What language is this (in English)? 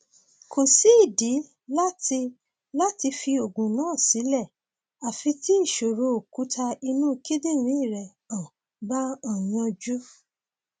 Yoruba